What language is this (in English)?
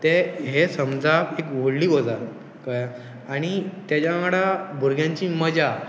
Konkani